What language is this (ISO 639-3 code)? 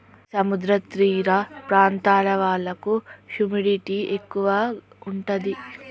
tel